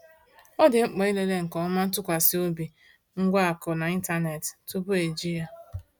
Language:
Igbo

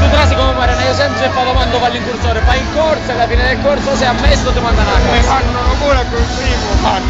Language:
Italian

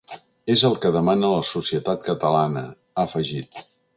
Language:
Catalan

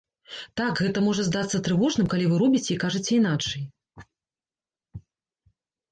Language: Belarusian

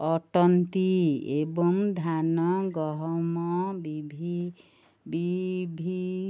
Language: Odia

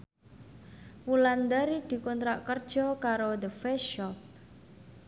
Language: Javanese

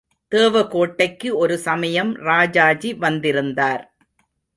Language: Tamil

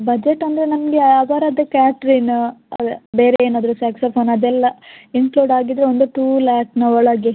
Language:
Kannada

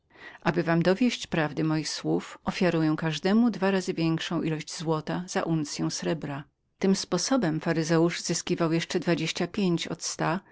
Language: Polish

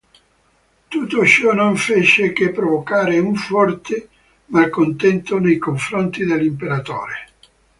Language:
Italian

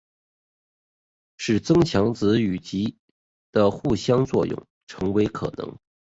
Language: Chinese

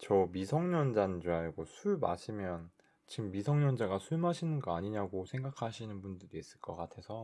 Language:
Korean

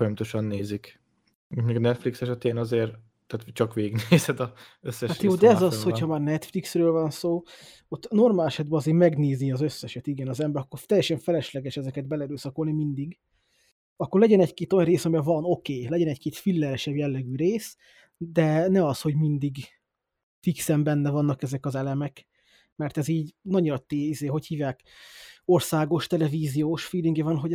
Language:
Hungarian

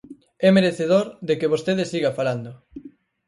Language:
Galician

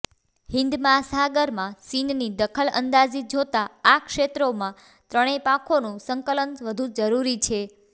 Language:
Gujarati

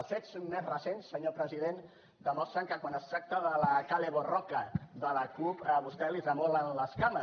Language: Catalan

